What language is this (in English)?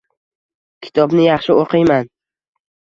Uzbek